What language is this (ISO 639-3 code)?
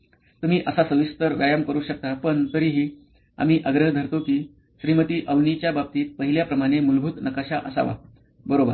mar